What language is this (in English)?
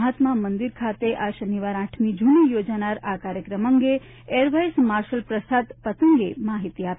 Gujarati